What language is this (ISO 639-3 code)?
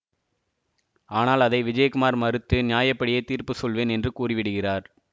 tam